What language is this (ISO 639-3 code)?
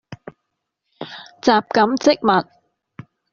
yue